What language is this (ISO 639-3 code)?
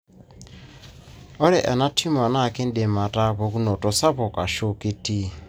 mas